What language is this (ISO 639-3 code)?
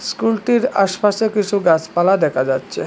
ben